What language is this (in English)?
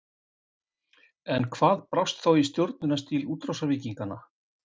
Icelandic